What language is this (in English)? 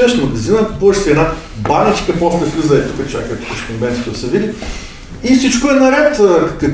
Bulgarian